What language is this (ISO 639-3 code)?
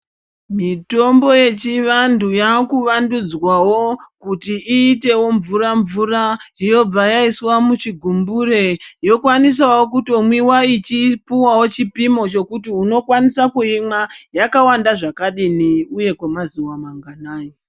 ndc